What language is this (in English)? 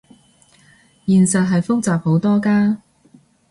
Cantonese